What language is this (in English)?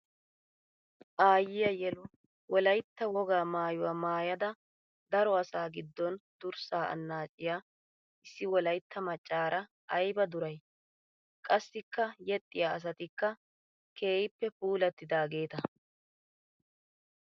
Wolaytta